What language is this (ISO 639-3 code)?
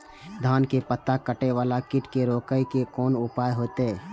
mai